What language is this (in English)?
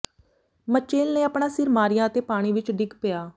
Punjabi